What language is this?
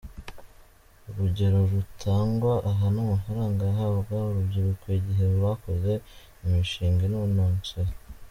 Kinyarwanda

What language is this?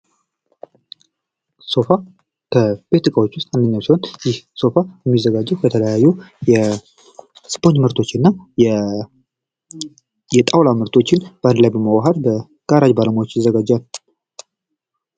Amharic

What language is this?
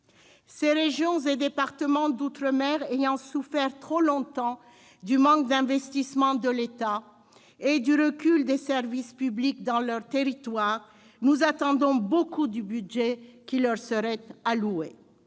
French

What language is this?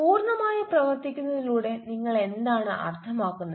Malayalam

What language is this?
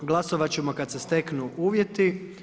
Croatian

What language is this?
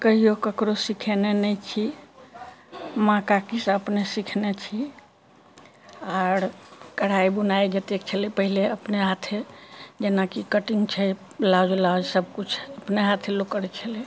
Maithili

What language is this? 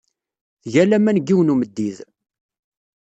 Kabyle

